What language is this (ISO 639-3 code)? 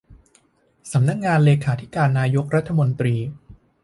tha